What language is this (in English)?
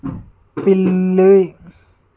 Telugu